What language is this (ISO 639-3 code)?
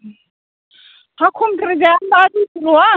brx